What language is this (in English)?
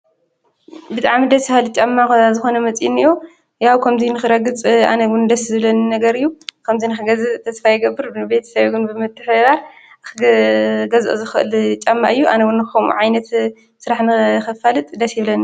Tigrinya